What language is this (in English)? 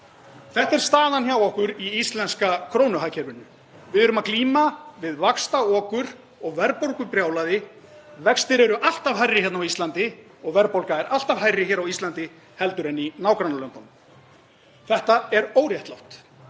Icelandic